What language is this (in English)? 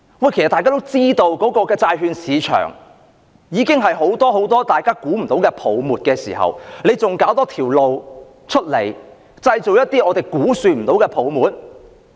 Cantonese